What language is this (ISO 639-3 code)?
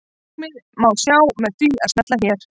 isl